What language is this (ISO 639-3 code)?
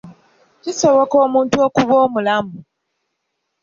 lug